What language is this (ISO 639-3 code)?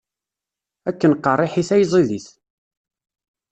kab